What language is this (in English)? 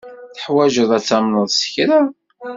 Kabyle